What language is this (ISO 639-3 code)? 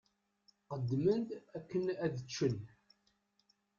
kab